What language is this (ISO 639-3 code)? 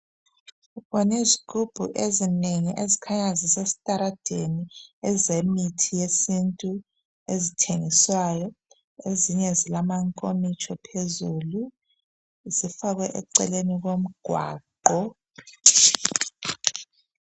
nde